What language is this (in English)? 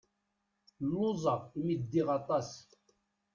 Kabyle